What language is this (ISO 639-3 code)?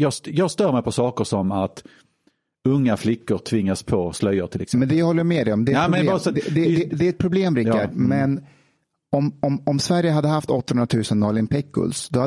swe